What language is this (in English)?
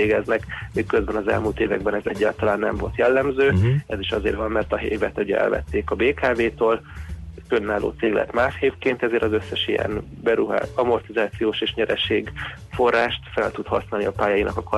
Hungarian